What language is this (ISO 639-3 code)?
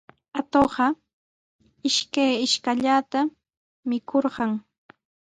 qws